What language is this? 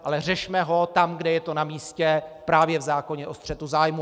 Czech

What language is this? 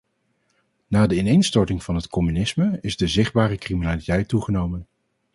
Dutch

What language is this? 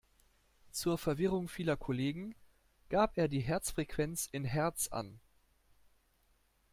German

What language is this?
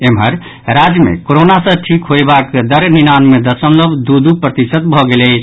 Maithili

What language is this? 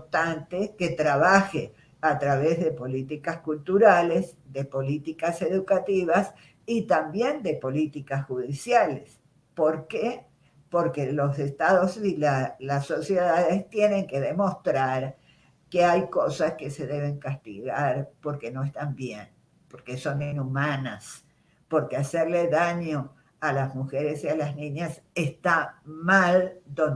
Spanish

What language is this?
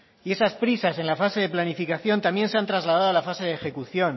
Spanish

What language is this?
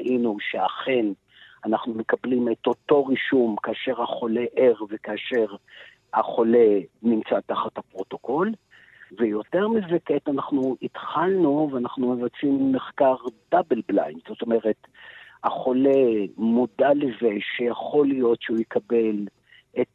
Hebrew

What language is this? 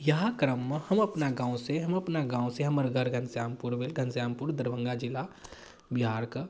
Maithili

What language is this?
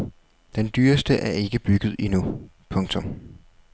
Danish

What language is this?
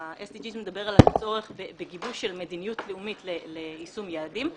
Hebrew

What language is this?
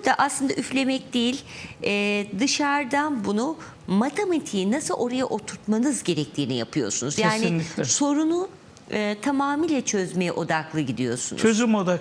Turkish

